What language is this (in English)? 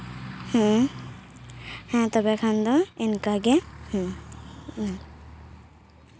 Santali